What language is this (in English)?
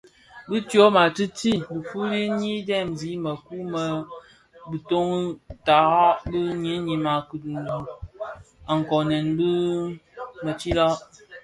Bafia